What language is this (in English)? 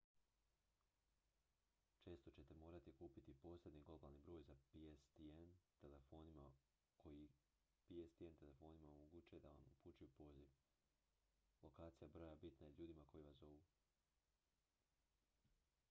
Croatian